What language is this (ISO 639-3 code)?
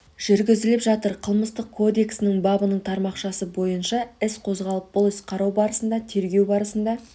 kaz